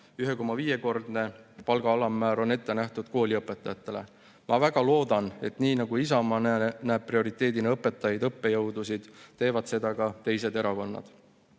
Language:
Estonian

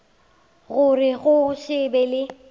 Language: Northern Sotho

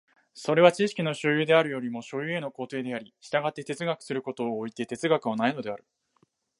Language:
Japanese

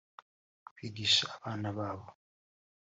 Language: Kinyarwanda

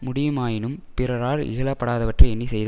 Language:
Tamil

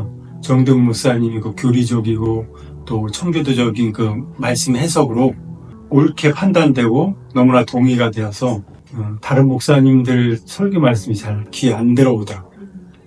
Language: Korean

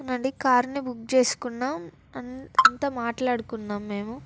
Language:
Telugu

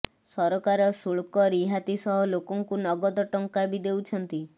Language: Odia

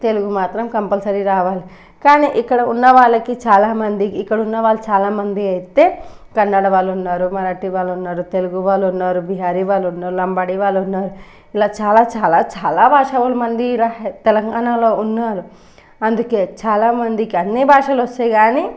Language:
Telugu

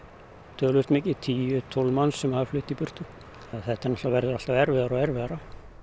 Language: Icelandic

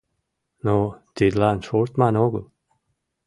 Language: Mari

